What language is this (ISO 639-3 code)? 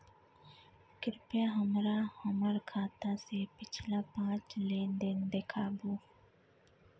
mai